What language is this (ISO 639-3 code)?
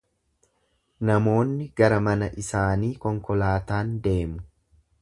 orm